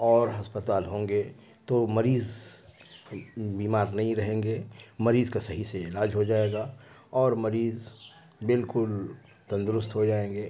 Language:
Urdu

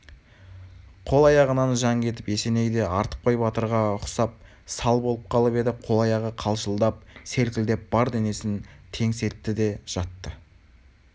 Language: Kazakh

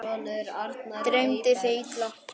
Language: Icelandic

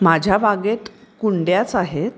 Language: Marathi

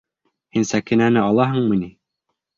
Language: Bashkir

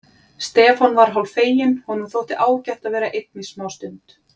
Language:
Icelandic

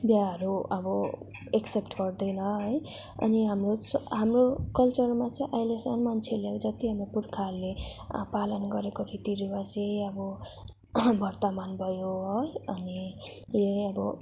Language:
Nepali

